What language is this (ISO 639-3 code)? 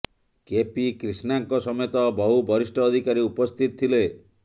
ori